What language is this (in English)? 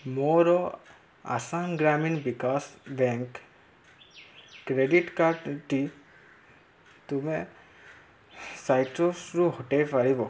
Odia